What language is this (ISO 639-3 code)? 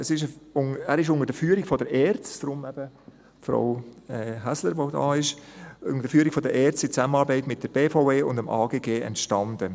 gsw